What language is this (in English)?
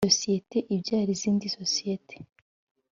Kinyarwanda